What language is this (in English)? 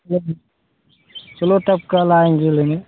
Hindi